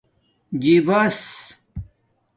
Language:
Domaaki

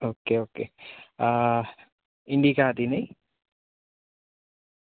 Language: Gujarati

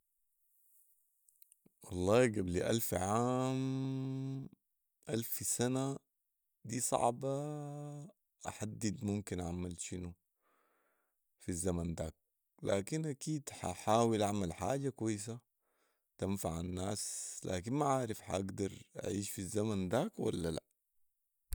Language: Sudanese Arabic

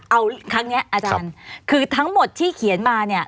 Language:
Thai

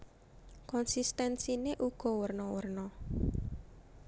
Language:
Javanese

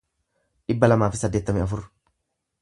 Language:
Oromo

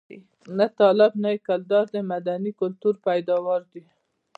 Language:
Pashto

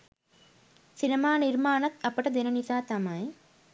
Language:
Sinhala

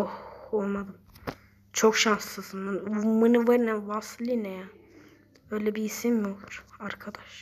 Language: Turkish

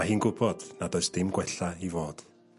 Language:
Welsh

